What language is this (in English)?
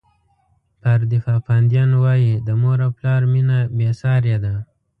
Pashto